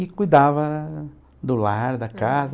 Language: Portuguese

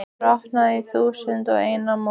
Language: Icelandic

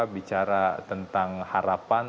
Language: Indonesian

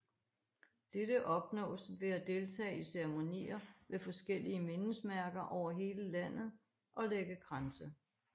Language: Danish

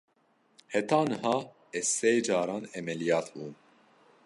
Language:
Kurdish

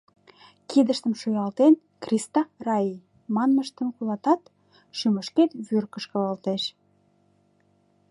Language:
Mari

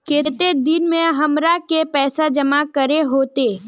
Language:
Magahi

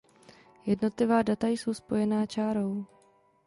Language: Czech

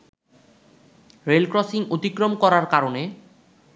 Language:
Bangla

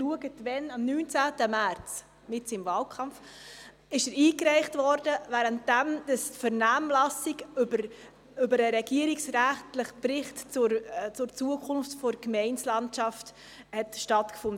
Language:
Swiss German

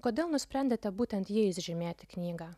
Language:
Lithuanian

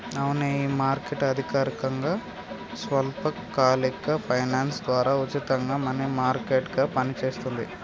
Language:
Telugu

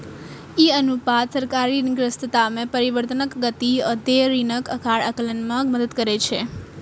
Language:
Maithili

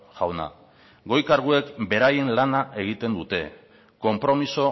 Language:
Basque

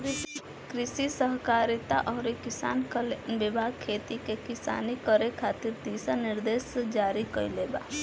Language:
Bhojpuri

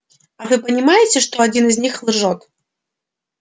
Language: Russian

